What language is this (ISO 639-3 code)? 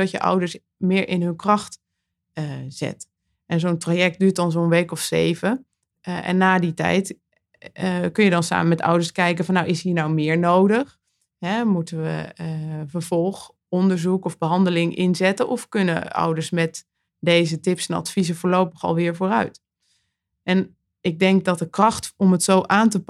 nld